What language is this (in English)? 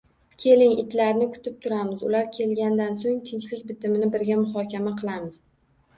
Uzbek